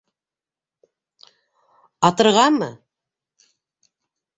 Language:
Bashkir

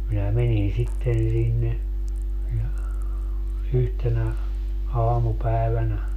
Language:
Finnish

